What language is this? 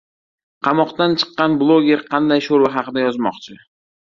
Uzbek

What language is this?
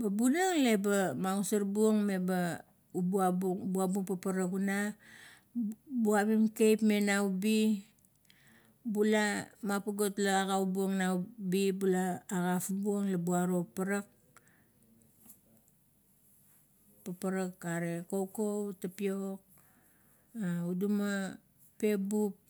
Kuot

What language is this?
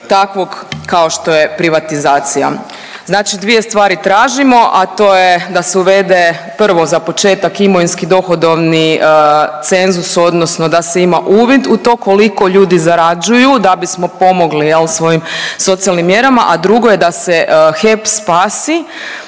Croatian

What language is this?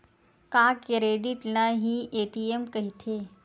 Chhattisgarhi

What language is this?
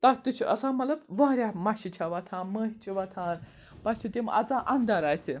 Kashmiri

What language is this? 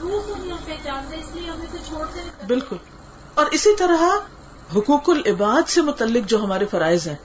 Urdu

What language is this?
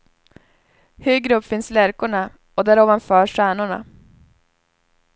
Swedish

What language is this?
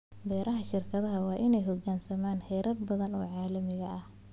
Somali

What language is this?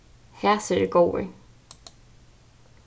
Faroese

